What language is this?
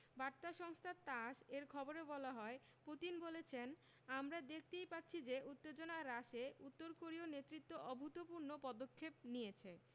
Bangla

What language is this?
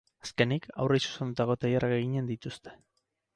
Basque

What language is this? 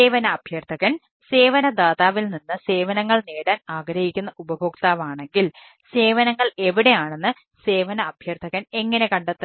Malayalam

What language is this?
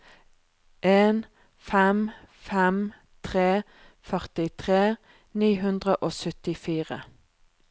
Norwegian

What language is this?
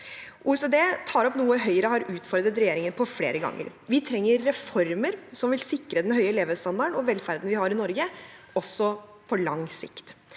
Norwegian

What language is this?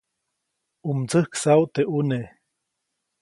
Copainalá Zoque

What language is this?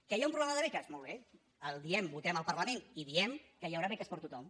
Catalan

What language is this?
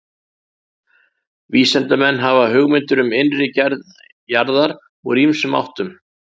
Icelandic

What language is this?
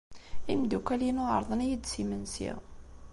Kabyle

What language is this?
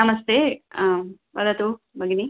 Sanskrit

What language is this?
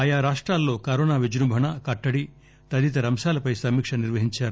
Telugu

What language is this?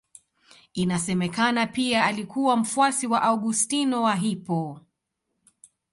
Swahili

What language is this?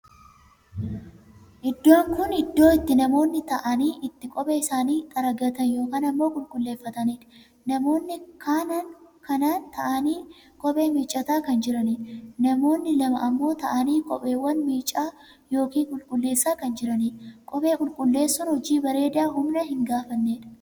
Oromo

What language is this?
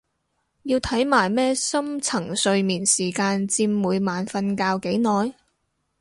Cantonese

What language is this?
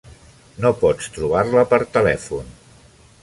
Catalan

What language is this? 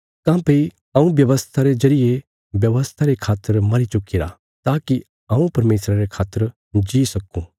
Bilaspuri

